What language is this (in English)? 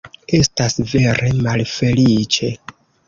Esperanto